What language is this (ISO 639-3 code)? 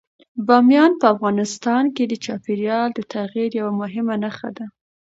pus